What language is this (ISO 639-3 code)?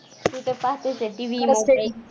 mar